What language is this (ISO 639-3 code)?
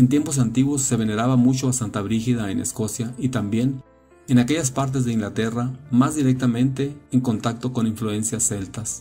spa